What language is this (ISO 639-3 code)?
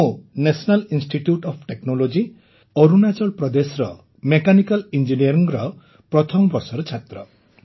ori